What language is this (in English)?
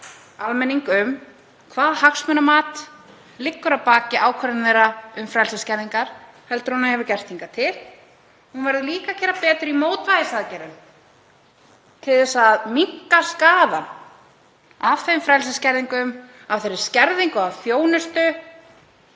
Icelandic